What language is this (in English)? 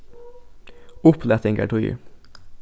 Faroese